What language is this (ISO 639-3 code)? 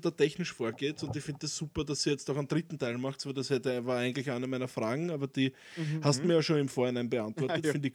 deu